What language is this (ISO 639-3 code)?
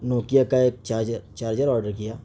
urd